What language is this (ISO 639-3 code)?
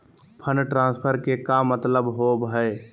mag